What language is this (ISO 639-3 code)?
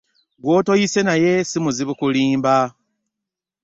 lug